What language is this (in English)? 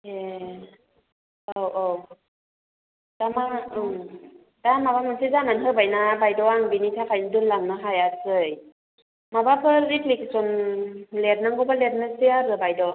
Bodo